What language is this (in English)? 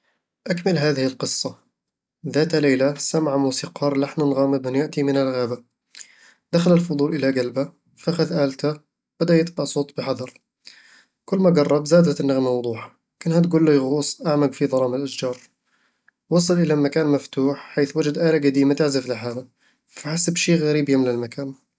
Eastern Egyptian Bedawi Arabic